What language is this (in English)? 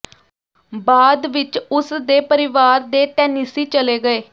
Punjabi